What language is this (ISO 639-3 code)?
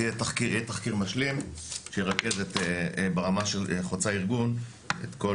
heb